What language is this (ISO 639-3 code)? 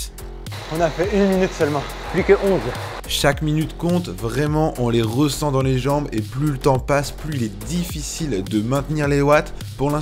fra